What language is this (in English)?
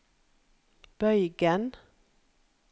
Norwegian